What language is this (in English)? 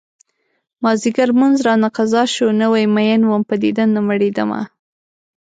Pashto